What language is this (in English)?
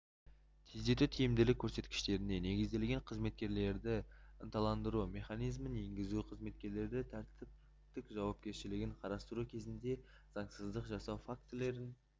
Kazakh